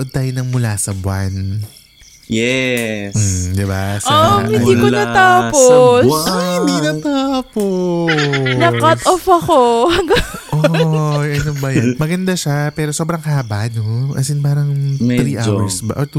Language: Filipino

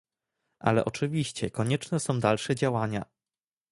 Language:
Polish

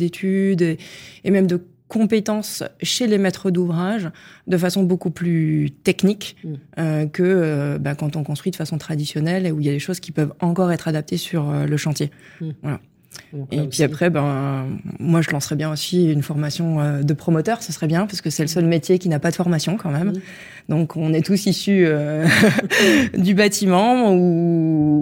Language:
French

